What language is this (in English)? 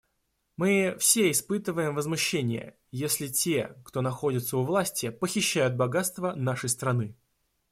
Russian